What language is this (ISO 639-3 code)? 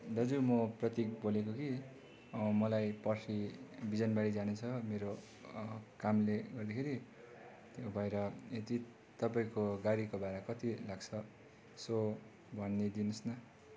nep